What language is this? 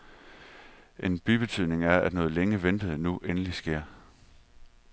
Danish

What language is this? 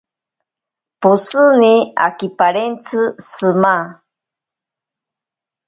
Ashéninka Perené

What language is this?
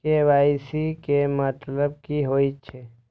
Maithili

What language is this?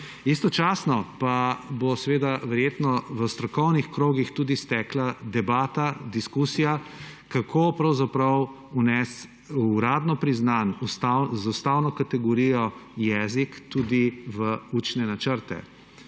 Slovenian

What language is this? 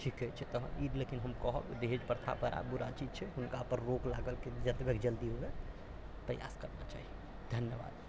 Maithili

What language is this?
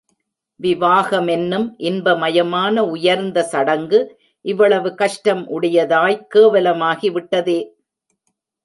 Tamil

